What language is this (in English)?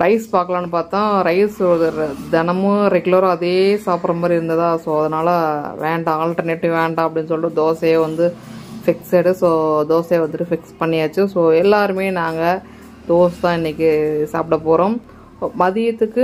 Tamil